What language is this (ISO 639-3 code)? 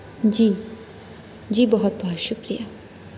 urd